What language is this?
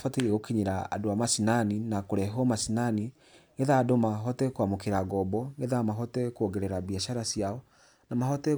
Kikuyu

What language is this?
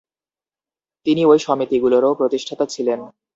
Bangla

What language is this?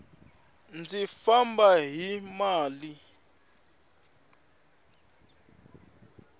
Tsonga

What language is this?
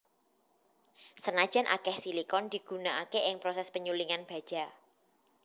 Javanese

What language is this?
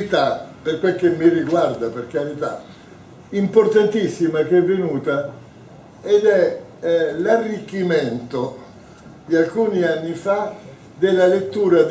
Italian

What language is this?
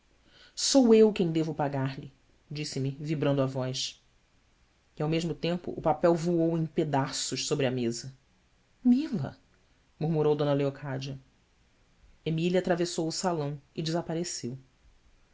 Portuguese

